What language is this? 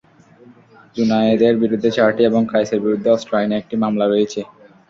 Bangla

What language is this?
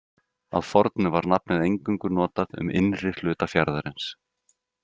Icelandic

